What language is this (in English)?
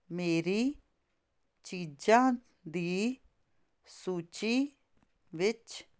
Punjabi